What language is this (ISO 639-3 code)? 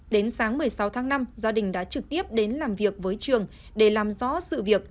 vie